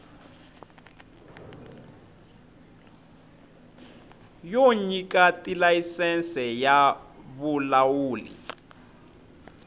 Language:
Tsonga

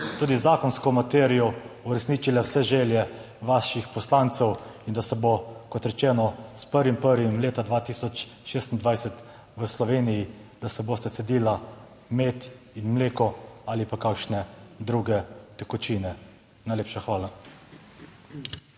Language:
Slovenian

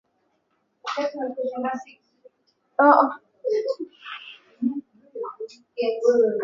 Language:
Swahili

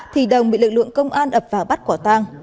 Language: Vietnamese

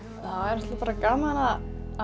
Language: Icelandic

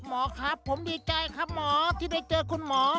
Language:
Thai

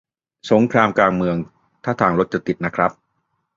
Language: Thai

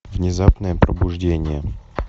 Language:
Russian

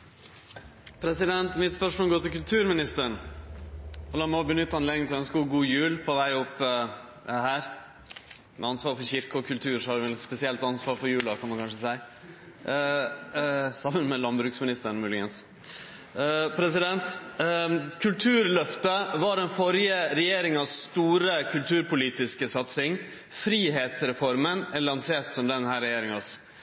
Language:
Norwegian Nynorsk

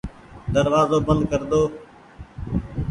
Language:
Goaria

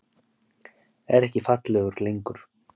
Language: Icelandic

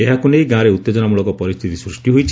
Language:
Odia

